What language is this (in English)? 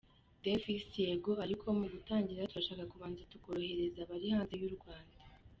Kinyarwanda